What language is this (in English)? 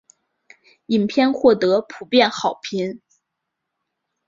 Chinese